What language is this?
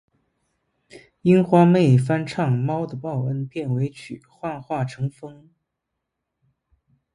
Chinese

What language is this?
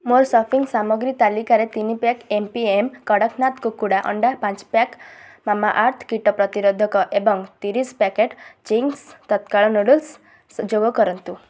Odia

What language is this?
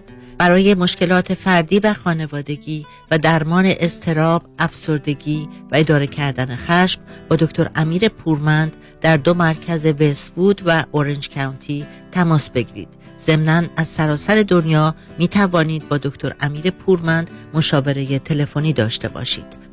Persian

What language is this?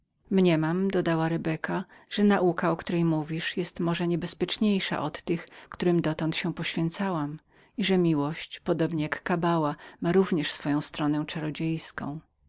Polish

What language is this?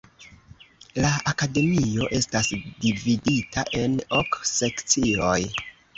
Esperanto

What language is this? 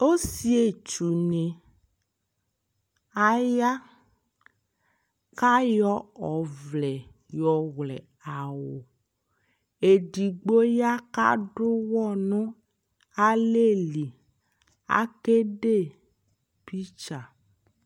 Ikposo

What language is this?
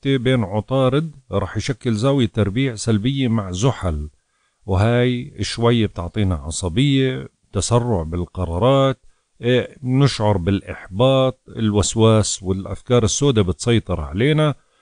Arabic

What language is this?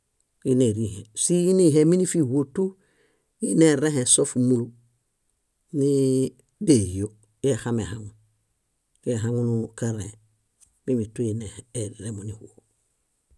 Bayot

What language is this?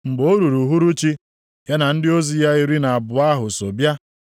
Igbo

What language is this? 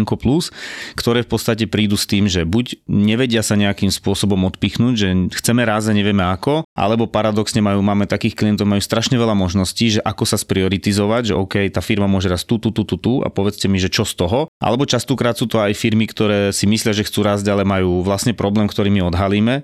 Slovak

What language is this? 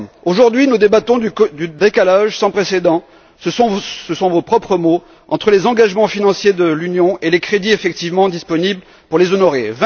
French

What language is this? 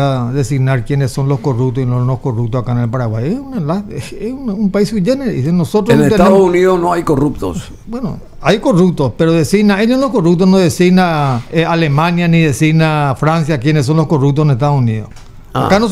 Spanish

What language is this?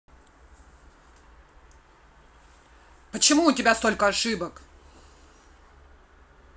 Russian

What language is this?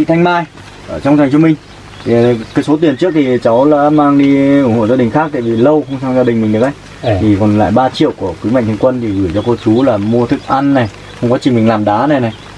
Vietnamese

